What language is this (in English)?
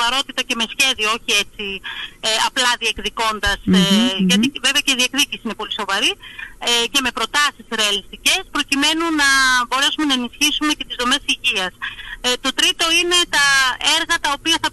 Greek